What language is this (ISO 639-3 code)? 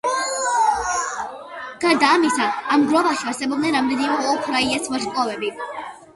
kat